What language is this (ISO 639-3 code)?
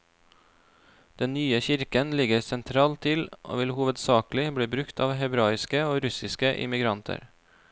nor